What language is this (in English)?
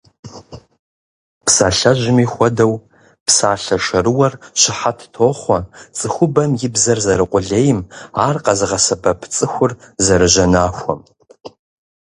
Kabardian